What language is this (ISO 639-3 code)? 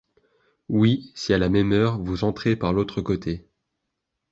fra